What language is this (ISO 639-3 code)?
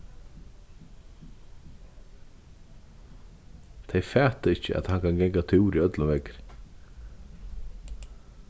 fao